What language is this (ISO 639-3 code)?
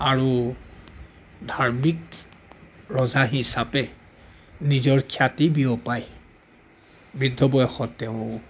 asm